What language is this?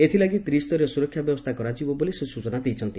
Odia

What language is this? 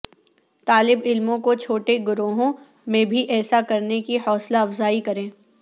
Urdu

